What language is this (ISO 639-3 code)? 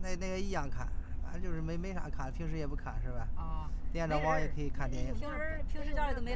zho